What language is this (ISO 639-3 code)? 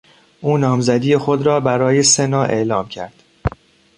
fas